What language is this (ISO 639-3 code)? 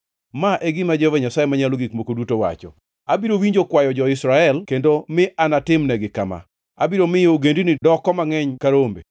luo